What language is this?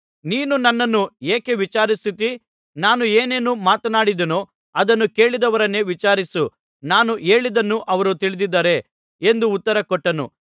Kannada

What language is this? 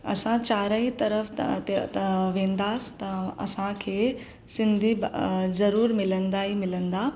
Sindhi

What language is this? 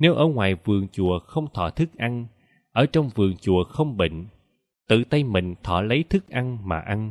Vietnamese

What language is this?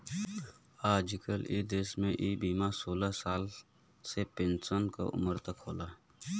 Bhojpuri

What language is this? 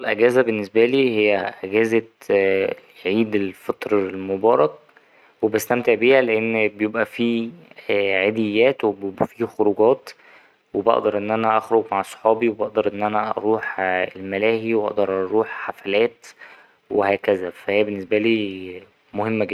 Egyptian Arabic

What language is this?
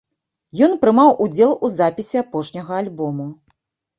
Belarusian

